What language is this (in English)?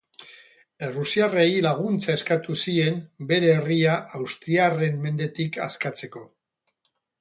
Basque